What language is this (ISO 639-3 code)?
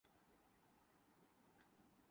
urd